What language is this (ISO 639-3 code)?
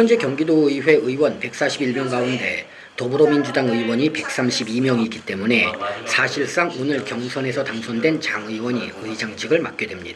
kor